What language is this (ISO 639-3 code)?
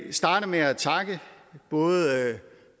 dan